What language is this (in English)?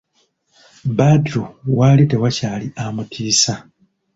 Ganda